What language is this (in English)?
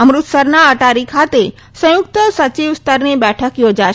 Gujarati